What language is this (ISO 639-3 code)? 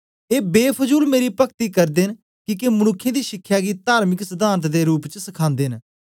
doi